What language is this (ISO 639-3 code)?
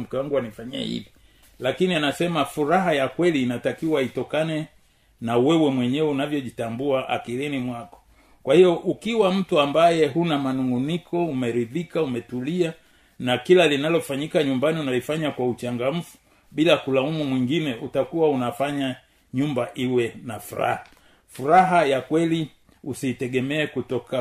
swa